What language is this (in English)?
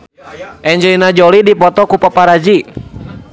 Sundanese